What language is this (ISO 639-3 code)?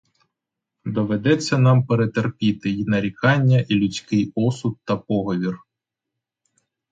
ukr